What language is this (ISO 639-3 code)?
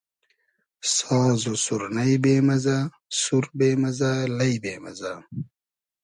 haz